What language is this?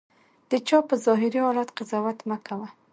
Pashto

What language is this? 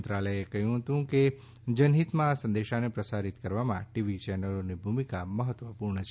Gujarati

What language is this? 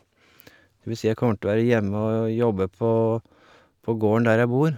Norwegian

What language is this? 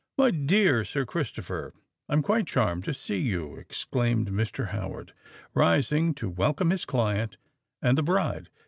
English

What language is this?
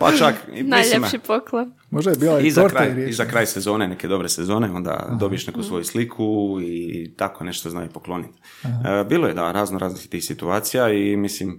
Croatian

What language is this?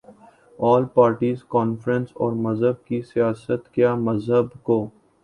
Urdu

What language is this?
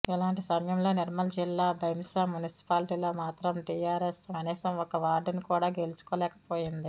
Telugu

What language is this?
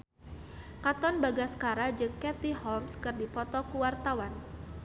Sundanese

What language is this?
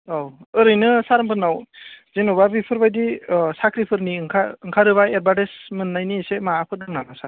Bodo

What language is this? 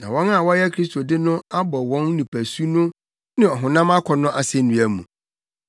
Akan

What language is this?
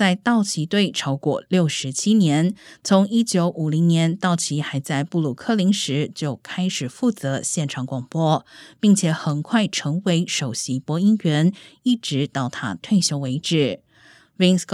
Chinese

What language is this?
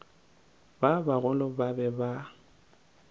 Northern Sotho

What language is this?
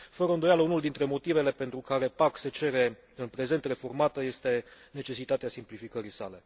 Romanian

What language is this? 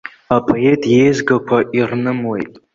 Abkhazian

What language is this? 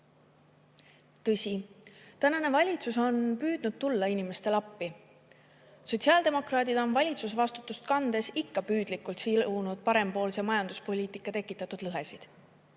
Estonian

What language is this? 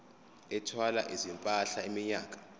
Zulu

